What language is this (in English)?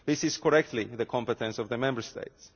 English